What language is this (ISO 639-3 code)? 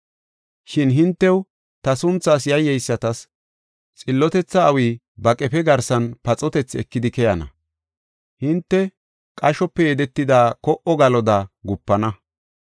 gof